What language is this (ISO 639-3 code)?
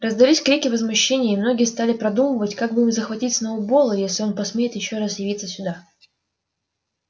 rus